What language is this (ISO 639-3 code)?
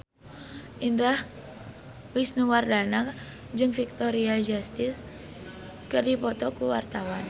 sun